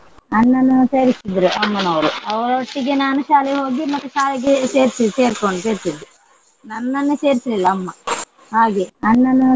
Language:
Kannada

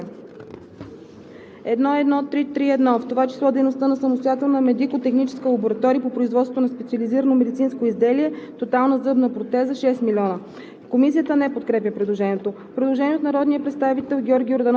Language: Bulgarian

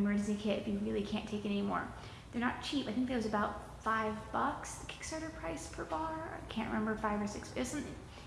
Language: English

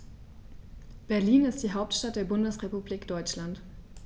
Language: German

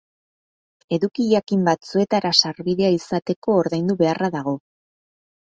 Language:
Basque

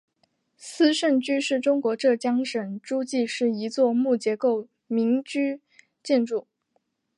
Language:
Chinese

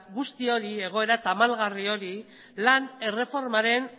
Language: Basque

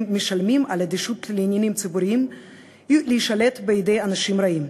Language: Hebrew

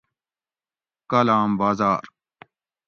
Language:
Gawri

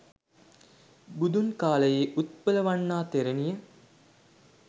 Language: Sinhala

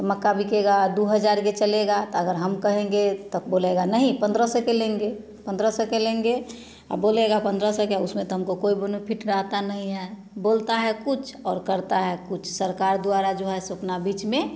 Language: Hindi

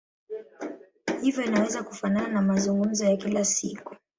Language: Swahili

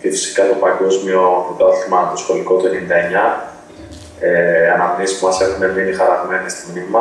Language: Greek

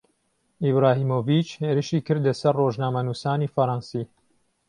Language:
Central Kurdish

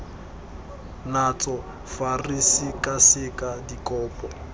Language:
Tswana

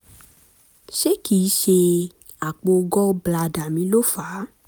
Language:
Yoruba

